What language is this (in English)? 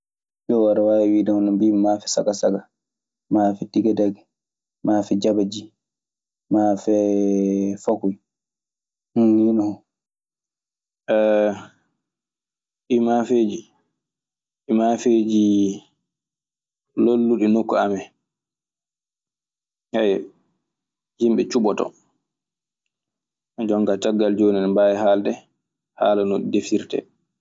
Maasina Fulfulde